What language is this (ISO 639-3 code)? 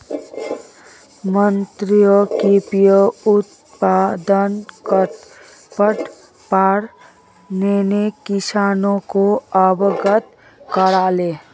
mag